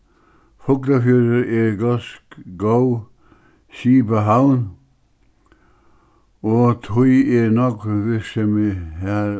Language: Faroese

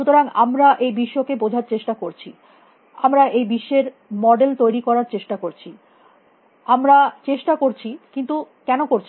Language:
Bangla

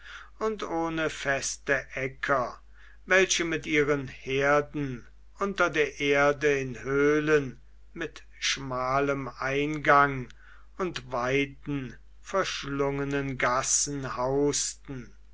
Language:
German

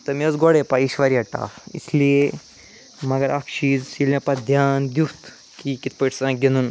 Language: Kashmiri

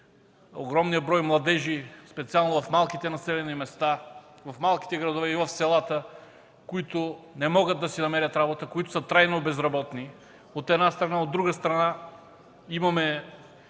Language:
Bulgarian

